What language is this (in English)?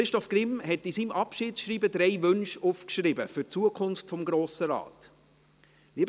Swiss German